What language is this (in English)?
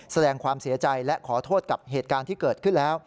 Thai